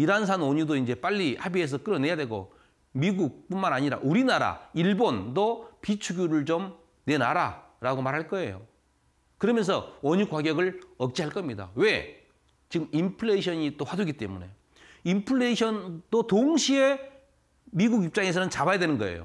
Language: Korean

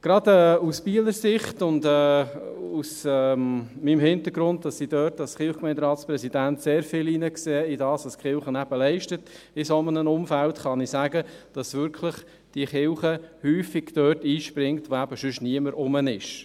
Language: Swiss German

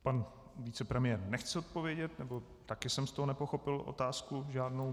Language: Czech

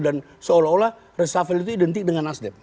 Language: Indonesian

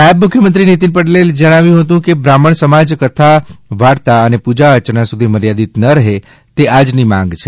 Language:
Gujarati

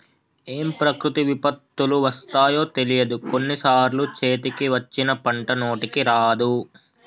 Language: Telugu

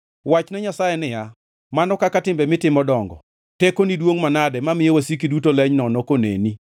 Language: Luo (Kenya and Tanzania)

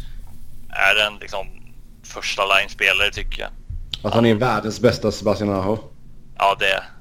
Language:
Swedish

